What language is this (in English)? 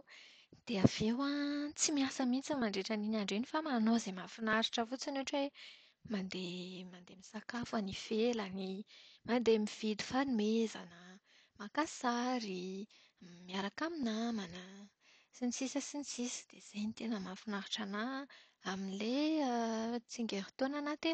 Malagasy